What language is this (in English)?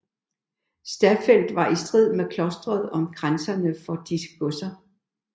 Danish